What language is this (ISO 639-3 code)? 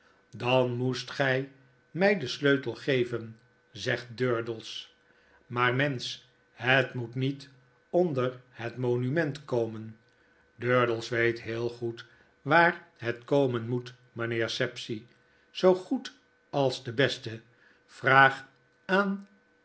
nld